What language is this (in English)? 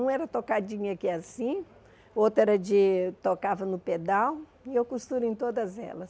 Portuguese